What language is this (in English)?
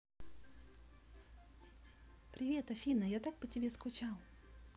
Russian